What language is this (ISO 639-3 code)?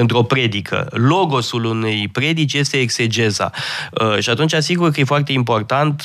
ron